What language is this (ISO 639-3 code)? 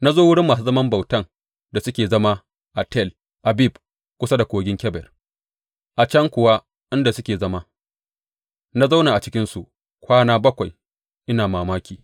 hau